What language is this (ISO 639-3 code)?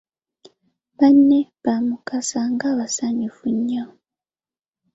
lug